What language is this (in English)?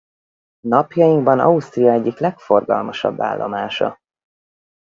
Hungarian